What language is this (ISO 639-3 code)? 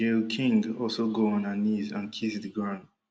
pcm